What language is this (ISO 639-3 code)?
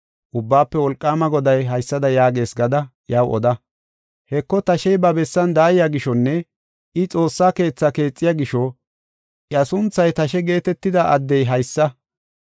gof